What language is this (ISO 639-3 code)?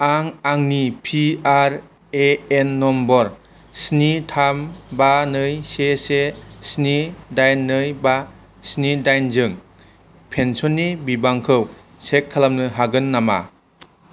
brx